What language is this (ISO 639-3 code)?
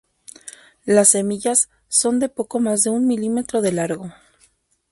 spa